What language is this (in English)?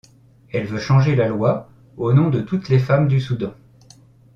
French